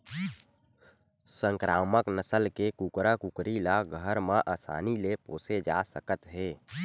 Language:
Chhattisgarhi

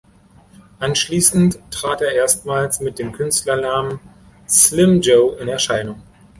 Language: German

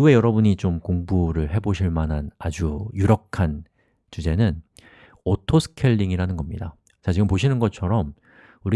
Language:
Korean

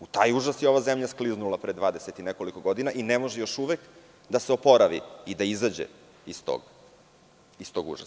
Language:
Serbian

